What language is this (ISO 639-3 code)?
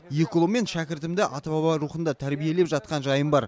kaz